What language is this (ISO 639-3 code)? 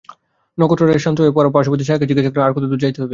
ben